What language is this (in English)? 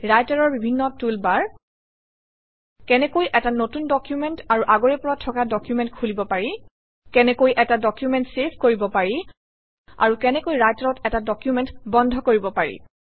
Assamese